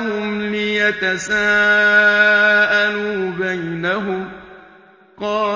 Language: Arabic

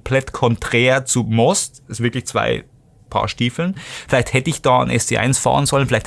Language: German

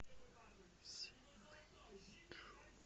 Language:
Russian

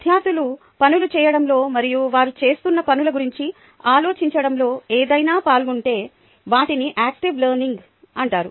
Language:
Telugu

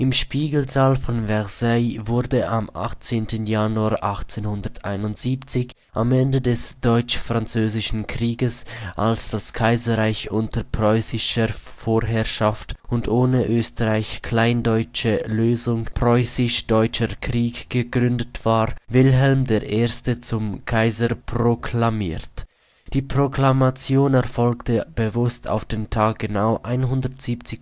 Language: German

